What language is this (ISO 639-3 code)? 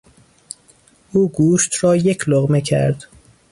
fas